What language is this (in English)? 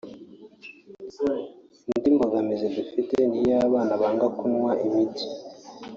Kinyarwanda